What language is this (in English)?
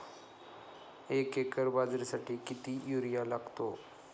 Marathi